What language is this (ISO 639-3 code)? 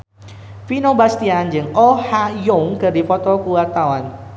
sun